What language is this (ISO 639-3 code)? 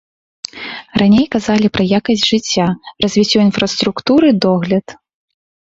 bel